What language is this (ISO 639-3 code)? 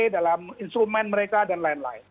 ind